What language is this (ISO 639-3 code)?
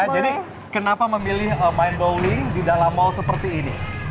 ind